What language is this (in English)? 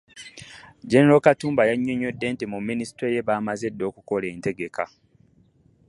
Ganda